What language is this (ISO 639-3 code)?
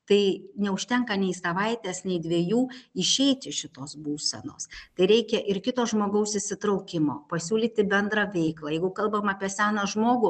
lit